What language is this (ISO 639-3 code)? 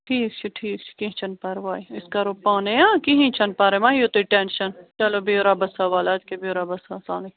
kas